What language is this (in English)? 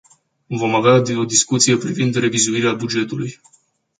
Romanian